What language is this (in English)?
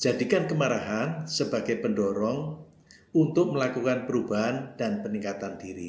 Indonesian